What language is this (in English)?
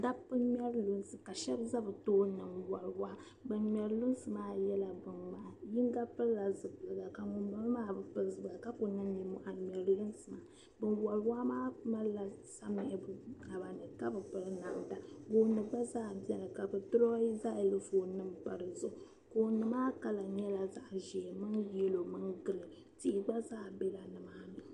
Dagbani